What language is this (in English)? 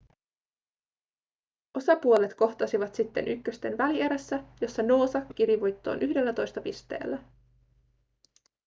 Finnish